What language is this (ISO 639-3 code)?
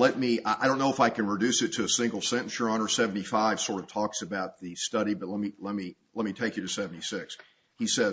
eng